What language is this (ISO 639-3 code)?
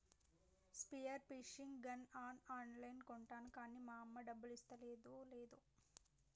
tel